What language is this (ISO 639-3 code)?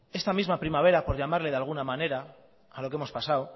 spa